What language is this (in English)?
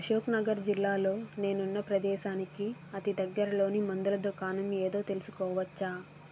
Telugu